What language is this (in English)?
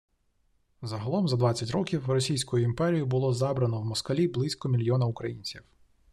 Ukrainian